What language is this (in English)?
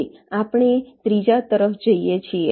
Gujarati